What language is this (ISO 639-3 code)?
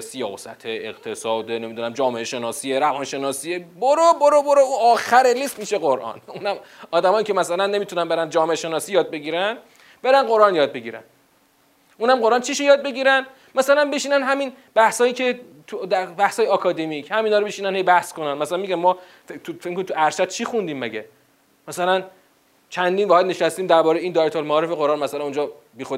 fas